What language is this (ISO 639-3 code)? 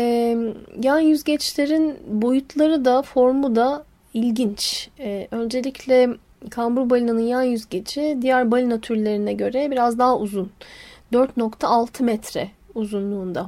tur